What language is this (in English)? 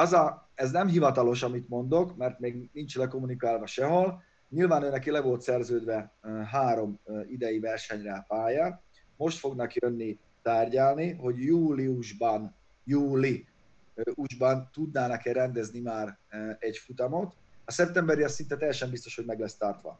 Hungarian